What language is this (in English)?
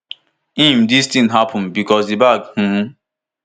Nigerian Pidgin